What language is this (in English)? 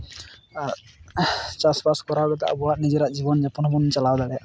Santali